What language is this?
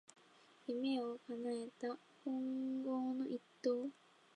Japanese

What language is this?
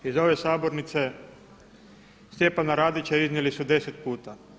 Croatian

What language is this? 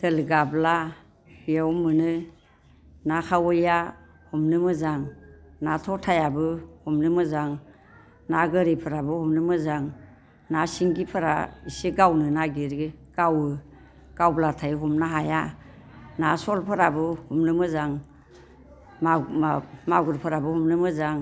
Bodo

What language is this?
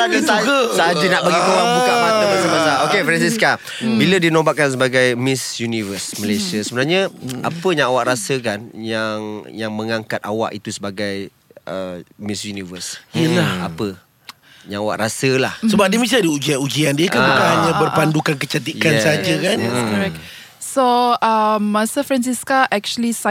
Malay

